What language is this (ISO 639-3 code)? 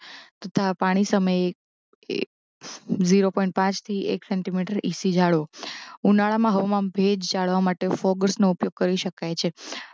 guj